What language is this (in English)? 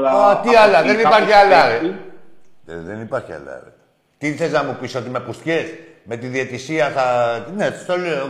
Greek